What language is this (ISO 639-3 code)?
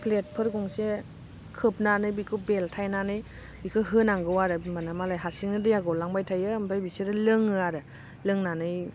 brx